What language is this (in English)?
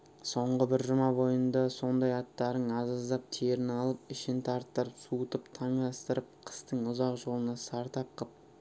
Kazakh